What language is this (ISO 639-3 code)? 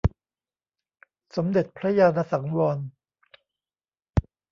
tha